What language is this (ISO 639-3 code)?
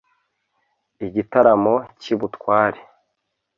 kin